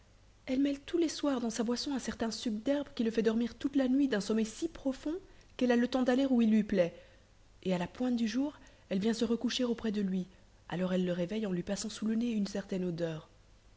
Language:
French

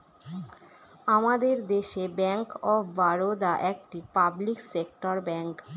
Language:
Bangla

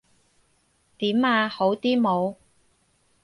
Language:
Cantonese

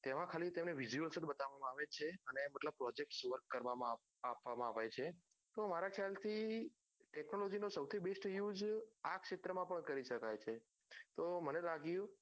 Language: Gujarati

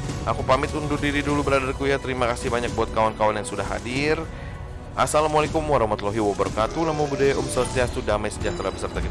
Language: Indonesian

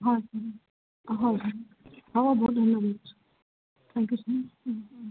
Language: Assamese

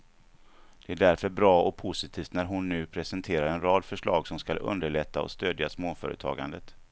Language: Swedish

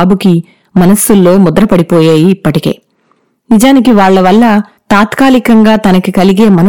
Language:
Telugu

